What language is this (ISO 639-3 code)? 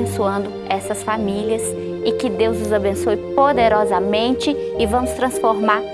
por